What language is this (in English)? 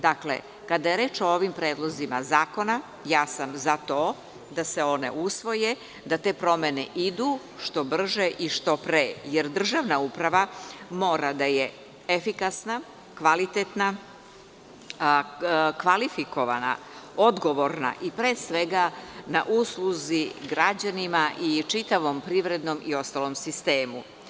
Serbian